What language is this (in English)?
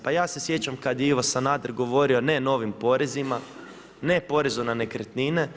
Croatian